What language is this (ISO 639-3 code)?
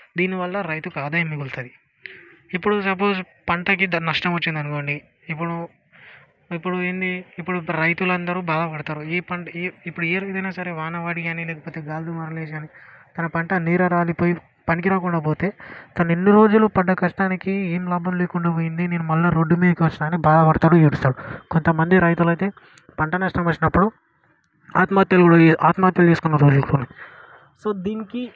tel